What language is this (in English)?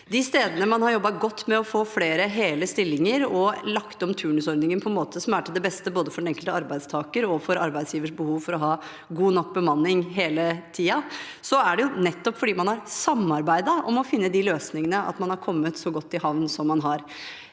Norwegian